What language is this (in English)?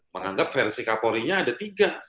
Indonesian